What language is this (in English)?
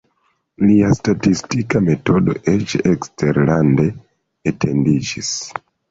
Esperanto